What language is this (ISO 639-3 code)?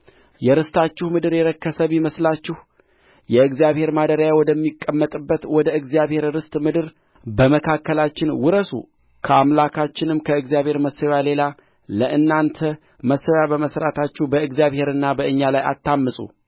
amh